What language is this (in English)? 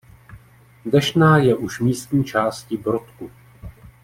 Czech